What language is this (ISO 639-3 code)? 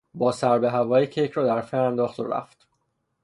fas